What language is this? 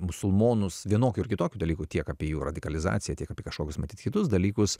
Lithuanian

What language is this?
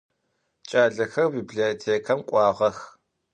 Adyghe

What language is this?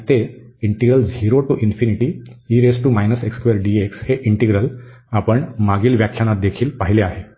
Marathi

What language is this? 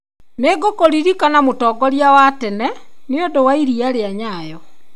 Kikuyu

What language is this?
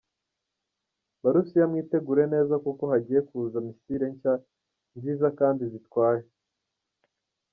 Kinyarwanda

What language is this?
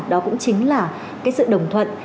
Vietnamese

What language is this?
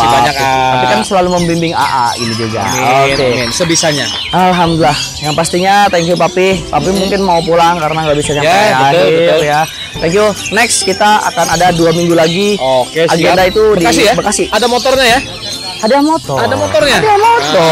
Indonesian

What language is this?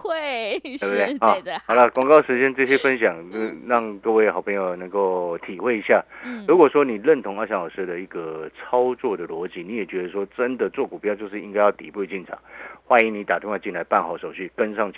Chinese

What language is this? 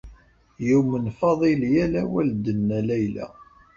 Kabyle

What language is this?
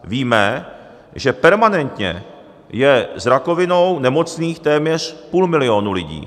Czech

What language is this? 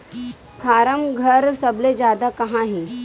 Chhattisgarhi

